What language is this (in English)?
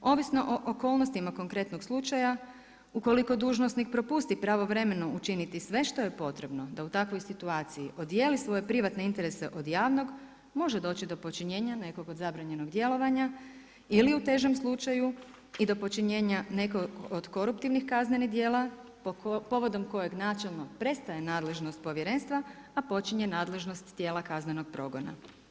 Croatian